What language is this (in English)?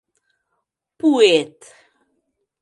Mari